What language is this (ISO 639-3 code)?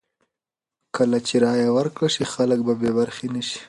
pus